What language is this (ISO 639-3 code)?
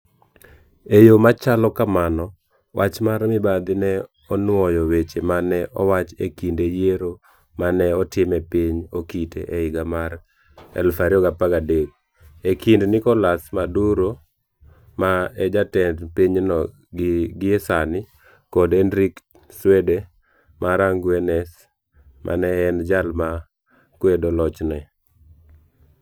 luo